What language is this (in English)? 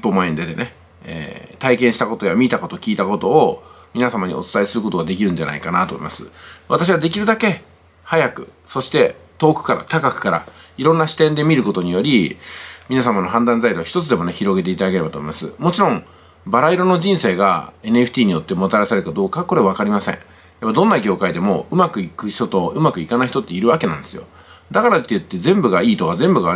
Japanese